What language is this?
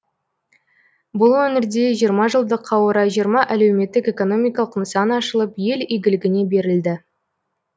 Kazakh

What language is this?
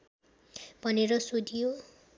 Nepali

